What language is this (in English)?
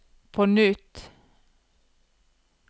Norwegian